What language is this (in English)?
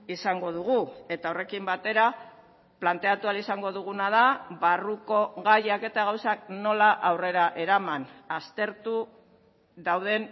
Basque